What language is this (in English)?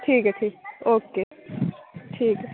Dogri